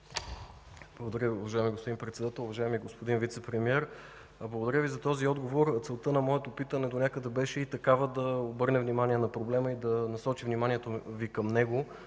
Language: Bulgarian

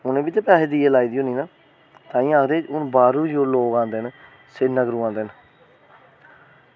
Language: Dogri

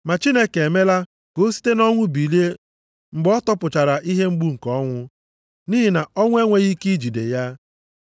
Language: Igbo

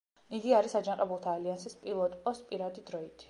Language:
Georgian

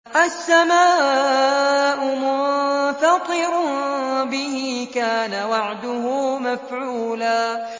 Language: Arabic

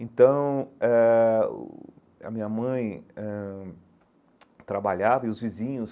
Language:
Portuguese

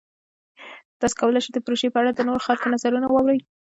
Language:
Pashto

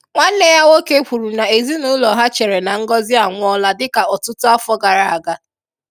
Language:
Igbo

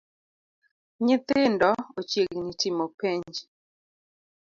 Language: Luo (Kenya and Tanzania)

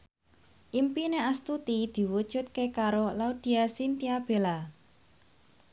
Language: Javanese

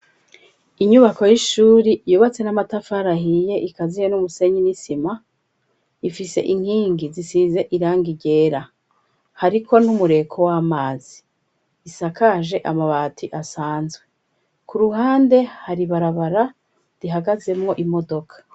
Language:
Rundi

